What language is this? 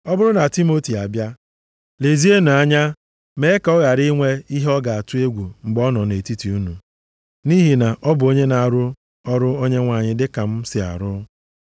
Igbo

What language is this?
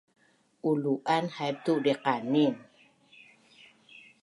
Bunun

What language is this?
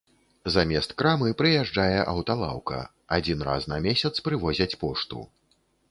Belarusian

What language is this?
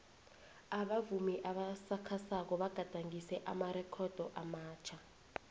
South Ndebele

